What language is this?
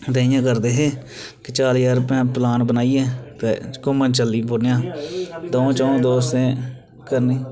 Dogri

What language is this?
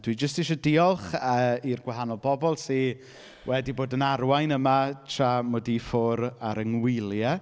Welsh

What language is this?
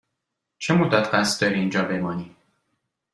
Persian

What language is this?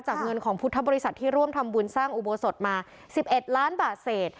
Thai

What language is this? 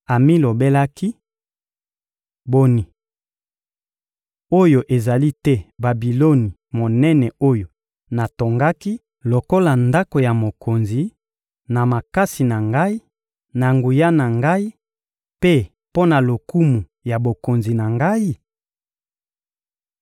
Lingala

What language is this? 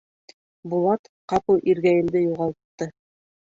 Bashkir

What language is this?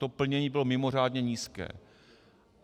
Czech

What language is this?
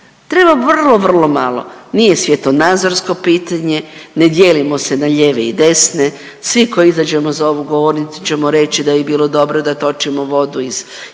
Croatian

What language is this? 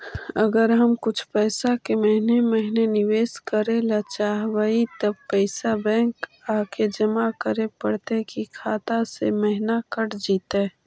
Magahi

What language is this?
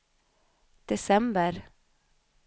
Swedish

